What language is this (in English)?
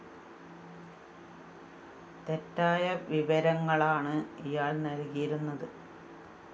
Malayalam